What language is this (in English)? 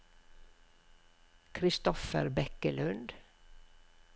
Norwegian